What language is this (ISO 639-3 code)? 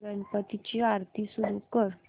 mar